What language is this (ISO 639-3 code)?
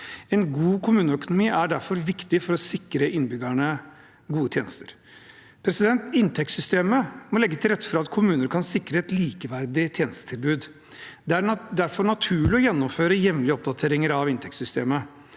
nor